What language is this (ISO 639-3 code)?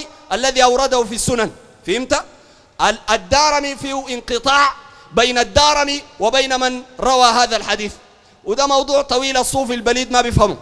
ara